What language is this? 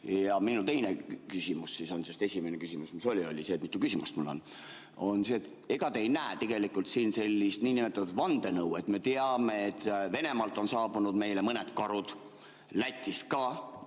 Estonian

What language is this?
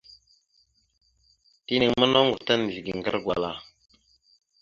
Mada (Cameroon)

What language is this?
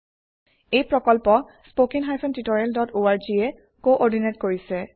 Assamese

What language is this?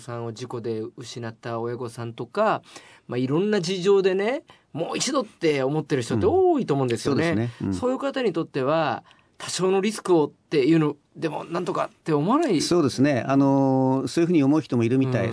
Japanese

